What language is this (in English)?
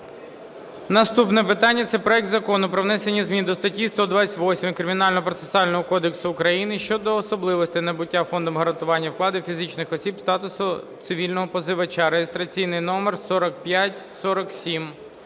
Ukrainian